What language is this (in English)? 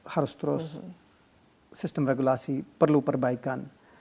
Indonesian